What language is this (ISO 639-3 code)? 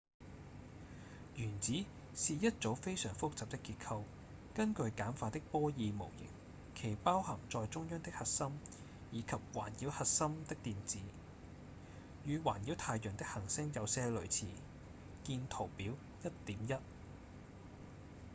yue